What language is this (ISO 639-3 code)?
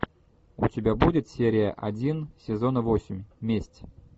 rus